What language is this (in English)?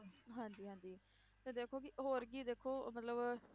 Punjabi